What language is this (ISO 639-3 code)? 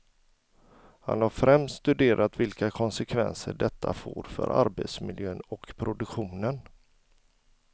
swe